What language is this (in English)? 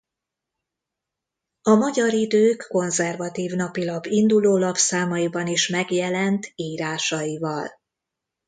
Hungarian